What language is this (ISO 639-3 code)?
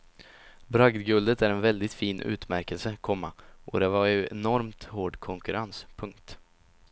swe